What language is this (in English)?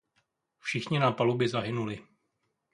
Czech